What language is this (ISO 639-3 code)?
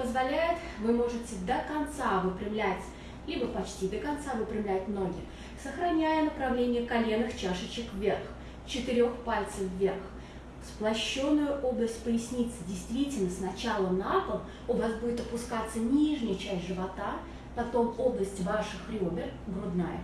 rus